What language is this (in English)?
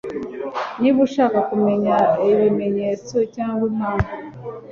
Kinyarwanda